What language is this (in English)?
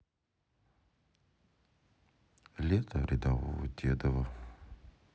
Russian